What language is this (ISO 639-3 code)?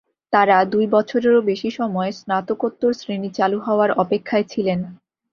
ben